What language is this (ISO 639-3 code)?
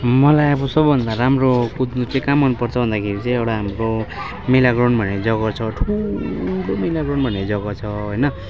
nep